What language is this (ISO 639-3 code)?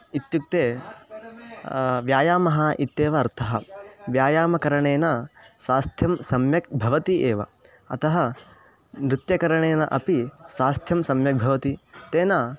san